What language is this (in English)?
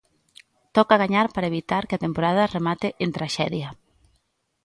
Galician